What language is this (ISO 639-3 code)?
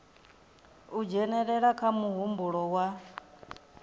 ven